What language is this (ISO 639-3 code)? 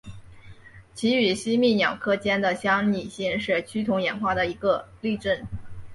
zho